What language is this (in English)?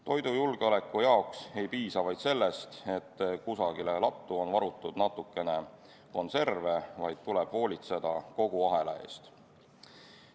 Estonian